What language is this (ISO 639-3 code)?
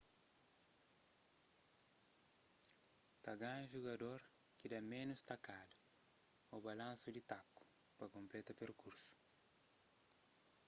kea